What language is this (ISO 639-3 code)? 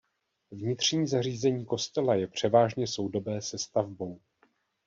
ces